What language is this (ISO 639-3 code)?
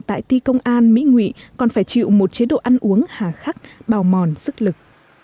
vie